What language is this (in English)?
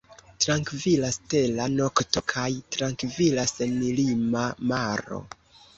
Esperanto